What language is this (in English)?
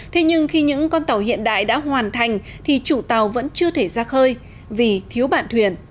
Vietnamese